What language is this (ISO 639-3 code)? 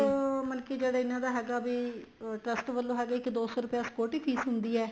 pan